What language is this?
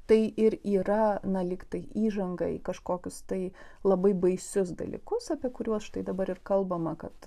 Lithuanian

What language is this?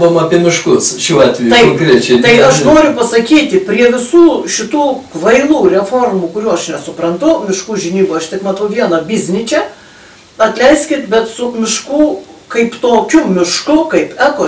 Lithuanian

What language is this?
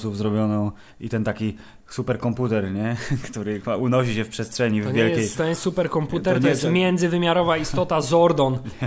Polish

